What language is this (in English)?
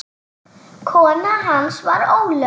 Icelandic